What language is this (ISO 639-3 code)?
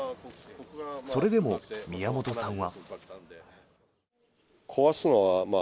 jpn